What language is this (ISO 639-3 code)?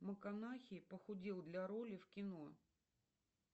rus